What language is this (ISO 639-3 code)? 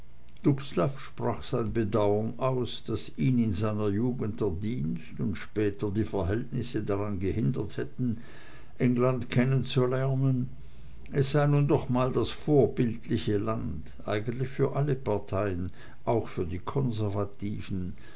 deu